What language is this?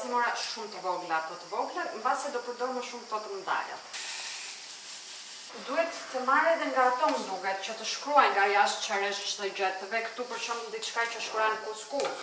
Romanian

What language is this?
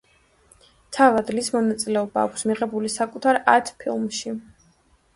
Georgian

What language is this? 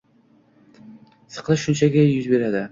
Uzbek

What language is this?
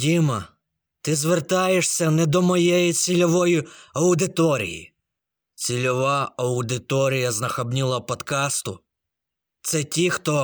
Ukrainian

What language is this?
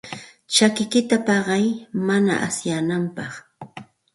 Santa Ana de Tusi Pasco Quechua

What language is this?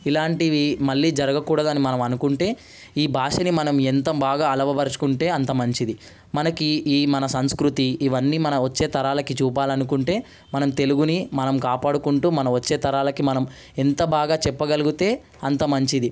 Telugu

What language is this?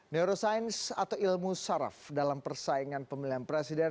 Indonesian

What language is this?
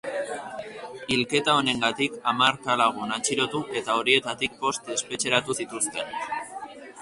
Basque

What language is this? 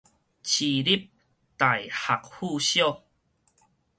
Min Nan Chinese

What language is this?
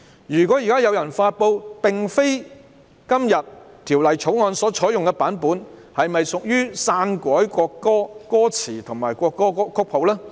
Cantonese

